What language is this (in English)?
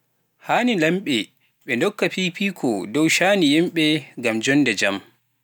Pular